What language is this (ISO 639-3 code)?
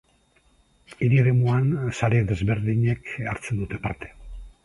eus